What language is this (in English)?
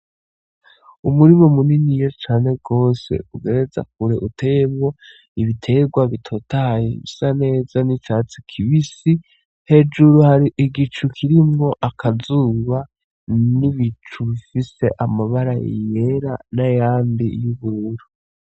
Rundi